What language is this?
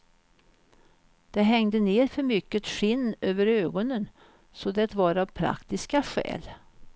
Swedish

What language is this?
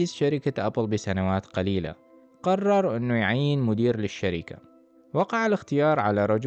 Arabic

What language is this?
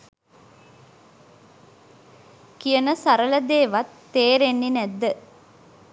Sinhala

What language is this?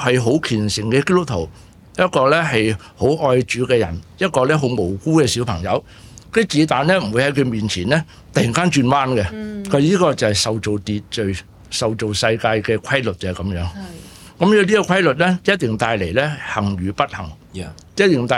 Chinese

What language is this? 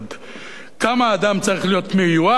Hebrew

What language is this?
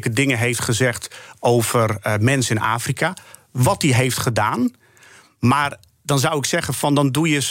Dutch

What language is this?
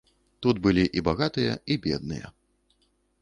Belarusian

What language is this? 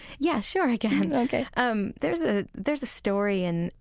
English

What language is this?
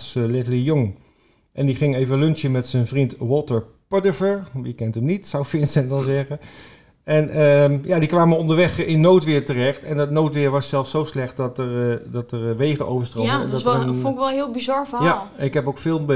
Dutch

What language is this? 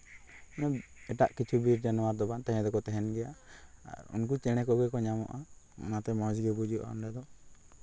Santali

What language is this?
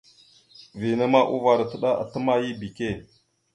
Mada (Cameroon)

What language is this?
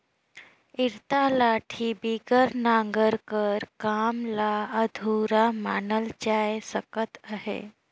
Chhattisgarhi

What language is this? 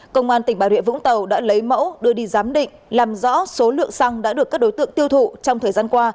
Vietnamese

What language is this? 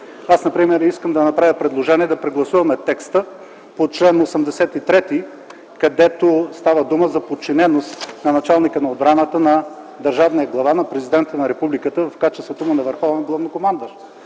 Bulgarian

